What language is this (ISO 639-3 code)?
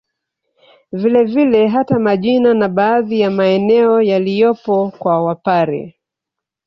swa